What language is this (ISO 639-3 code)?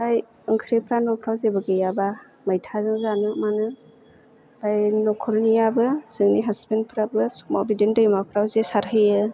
brx